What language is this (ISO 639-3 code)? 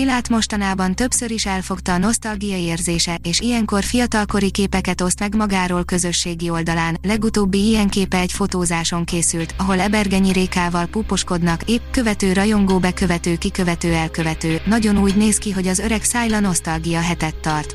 hun